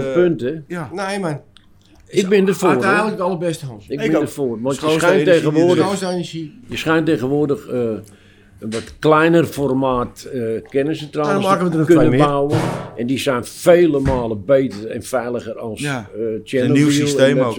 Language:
Dutch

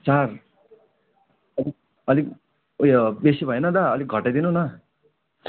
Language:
Nepali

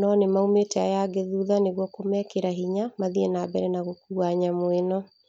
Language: Kikuyu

